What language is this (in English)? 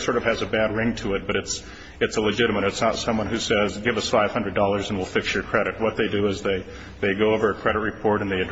English